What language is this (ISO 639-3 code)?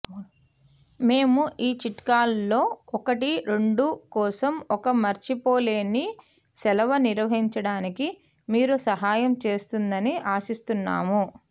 tel